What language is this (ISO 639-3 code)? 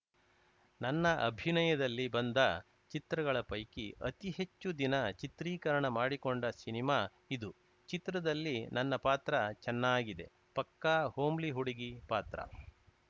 kan